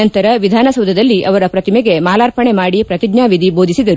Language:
Kannada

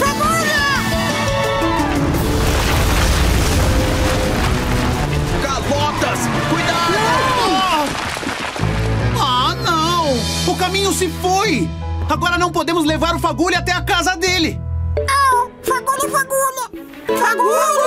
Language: Portuguese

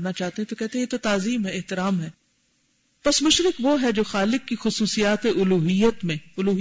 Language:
Urdu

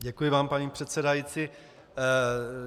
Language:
Czech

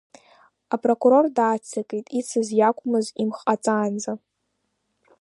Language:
Abkhazian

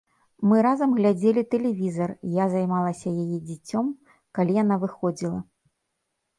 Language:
Belarusian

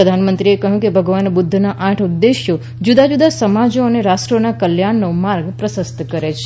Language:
Gujarati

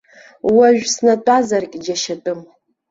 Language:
Abkhazian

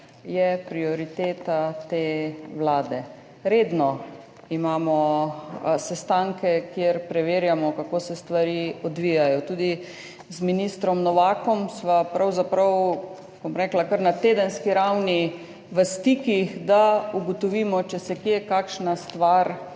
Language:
Slovenian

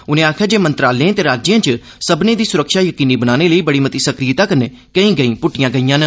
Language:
Dogri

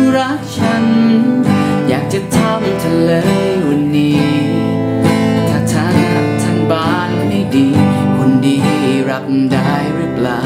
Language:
Thai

